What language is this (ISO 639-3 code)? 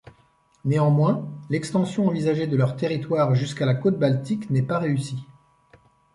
fra